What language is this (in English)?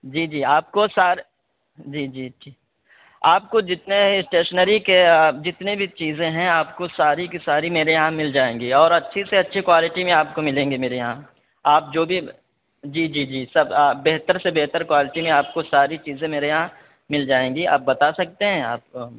Urdu